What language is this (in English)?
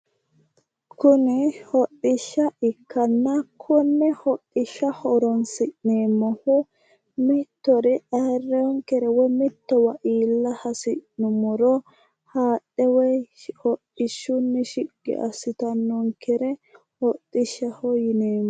Sidamo